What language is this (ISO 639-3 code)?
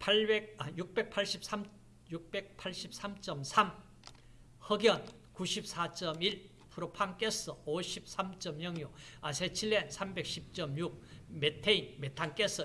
kor